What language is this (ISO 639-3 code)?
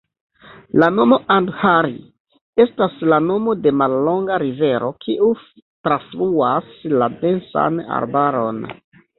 epo